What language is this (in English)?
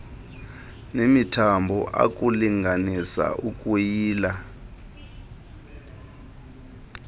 Xhosa